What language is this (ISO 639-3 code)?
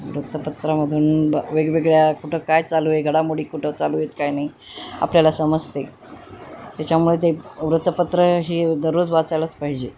mar